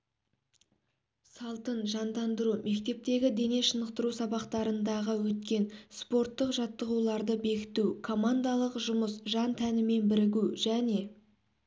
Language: Kazakh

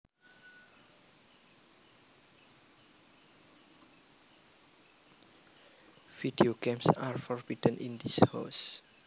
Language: Javanese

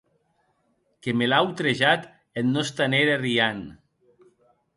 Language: Occitan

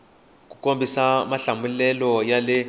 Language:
Tsonga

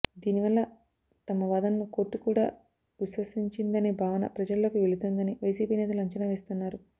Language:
Telugu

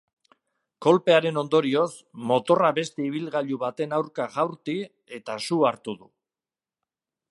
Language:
Basque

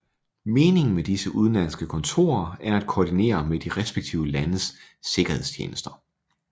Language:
Danish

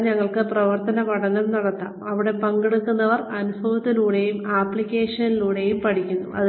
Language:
Malayalam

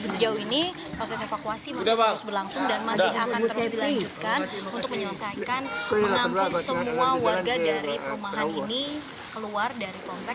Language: Indonesian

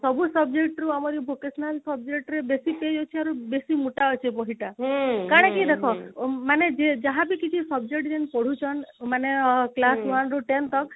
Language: Odia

